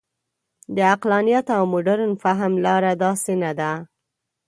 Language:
Pashto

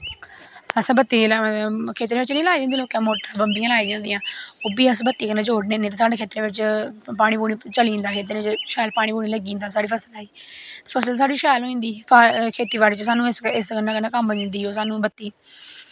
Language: Dogri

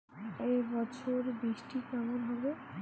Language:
Bangla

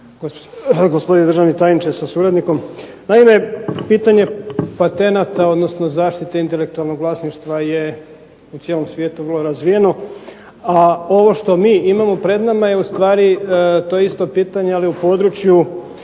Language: Croatian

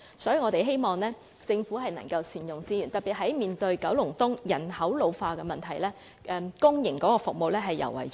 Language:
Cantonese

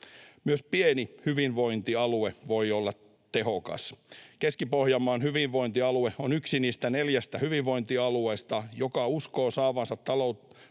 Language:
Finnish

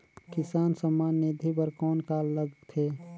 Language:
Chhattisgarhi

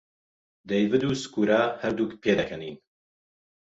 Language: Central Kurdish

